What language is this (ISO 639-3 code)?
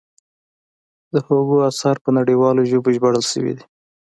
pus